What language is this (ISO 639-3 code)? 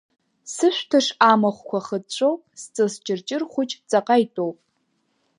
abk